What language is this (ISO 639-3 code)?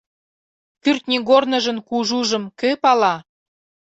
chm